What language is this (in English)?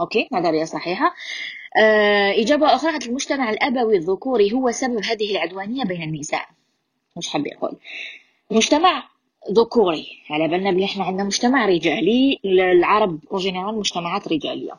Arabic